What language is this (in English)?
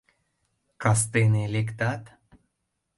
Mari